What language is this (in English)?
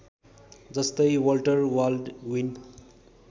Nepali